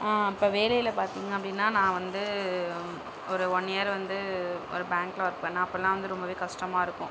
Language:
Tamil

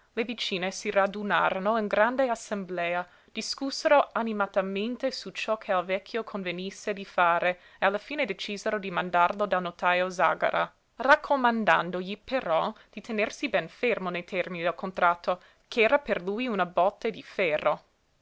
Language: Italian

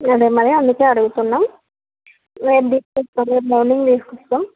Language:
Telugu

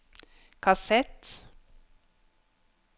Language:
Norwegian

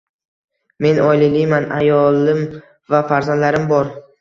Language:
Uzbek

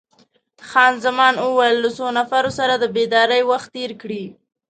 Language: Pashto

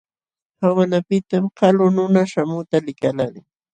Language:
Jauja Wanca Quechua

